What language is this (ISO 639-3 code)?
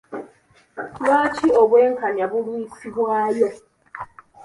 lug